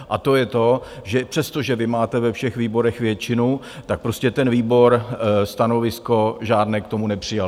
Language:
Czech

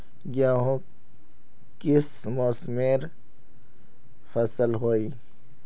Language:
Magahi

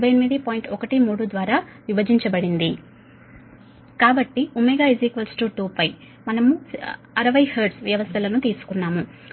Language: Telugu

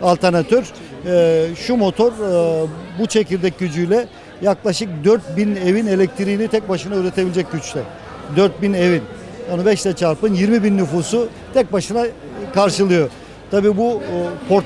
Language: Turkish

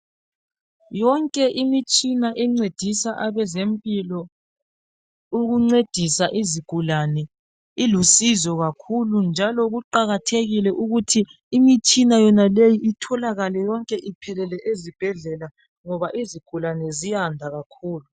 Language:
North Ndebele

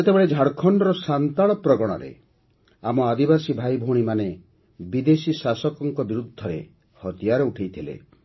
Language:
Odia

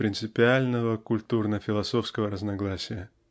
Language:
Russian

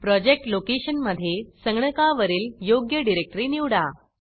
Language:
Marathi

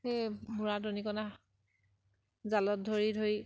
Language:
Assamese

